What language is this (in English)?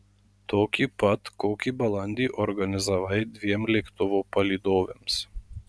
Lithuanian